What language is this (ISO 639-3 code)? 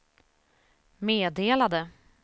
swe